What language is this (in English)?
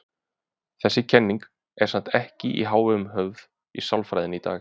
Icelandic